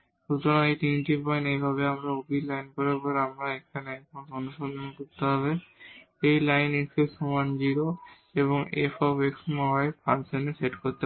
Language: Bangla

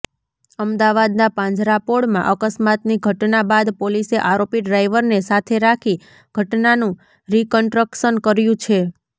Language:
Gujarati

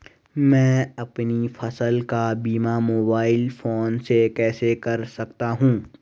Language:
Hindi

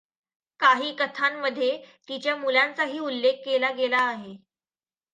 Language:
Marathi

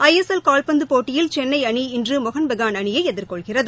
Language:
Tamil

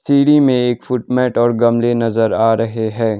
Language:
Hindi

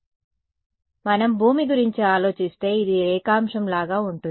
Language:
Telugu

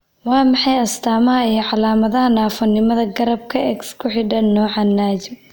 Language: Somali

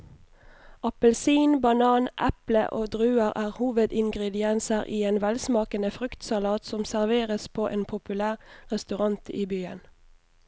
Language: Norwegian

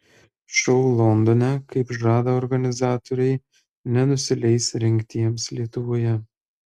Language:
Lithuanian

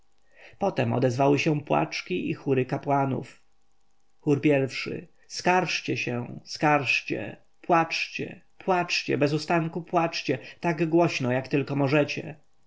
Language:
Polish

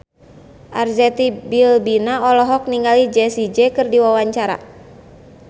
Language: Sundanese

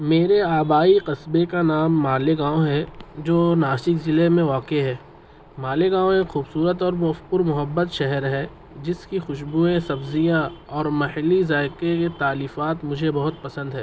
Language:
Urdu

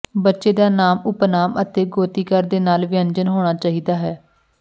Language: Punjabi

